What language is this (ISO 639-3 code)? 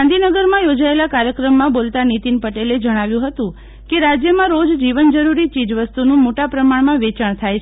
guj